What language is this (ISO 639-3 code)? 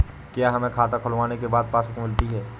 hin